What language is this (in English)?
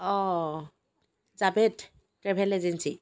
Assamese